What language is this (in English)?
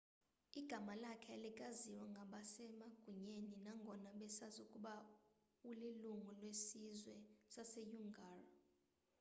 Xhosa